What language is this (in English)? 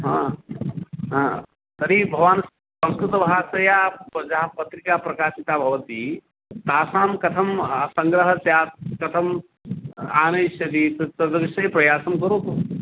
Sanskrit